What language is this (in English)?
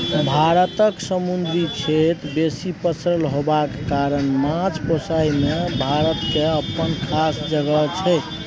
Maithili